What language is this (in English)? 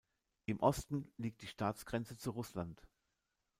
German